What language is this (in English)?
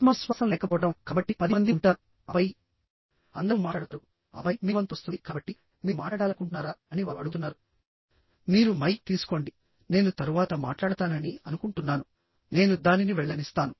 Telugu